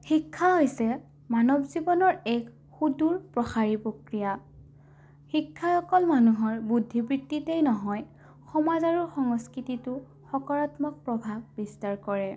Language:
Assamese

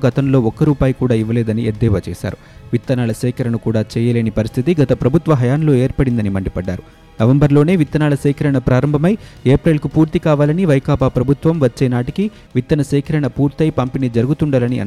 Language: Telugu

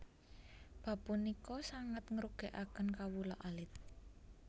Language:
Javanese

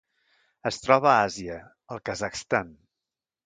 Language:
Catalan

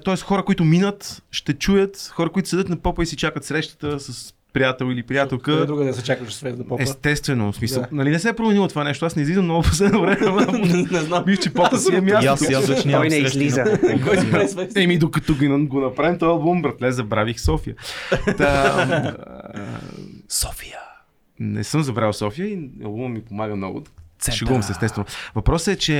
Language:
Bulgarian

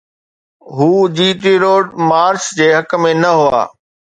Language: Sindhi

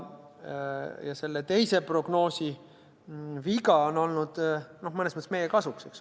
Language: Estonian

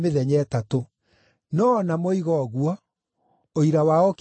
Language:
Kikuyu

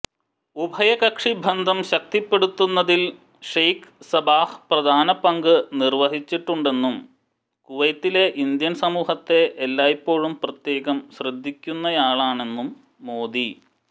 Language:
Malayalam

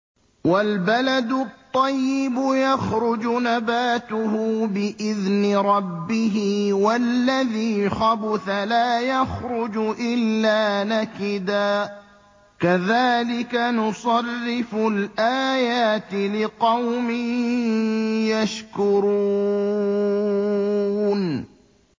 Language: Arabic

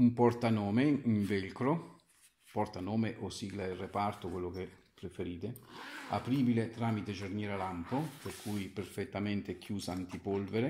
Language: Italian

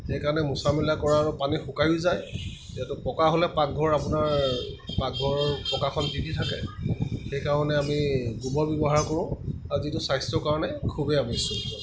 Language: Assamese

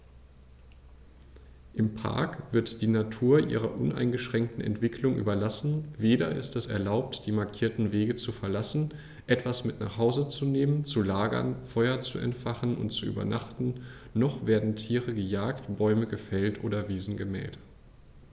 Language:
German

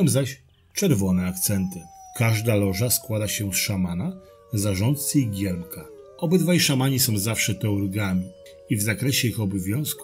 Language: Polish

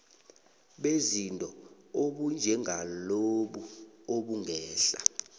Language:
South Ndebele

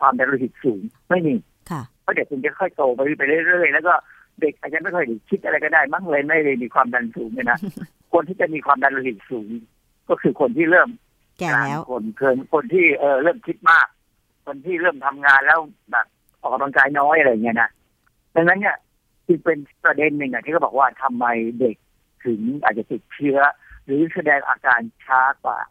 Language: Thai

